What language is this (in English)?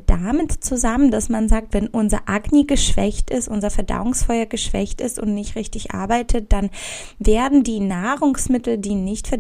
German